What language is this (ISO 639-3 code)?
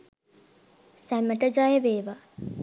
sin